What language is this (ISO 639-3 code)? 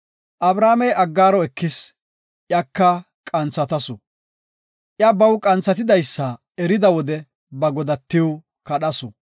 gof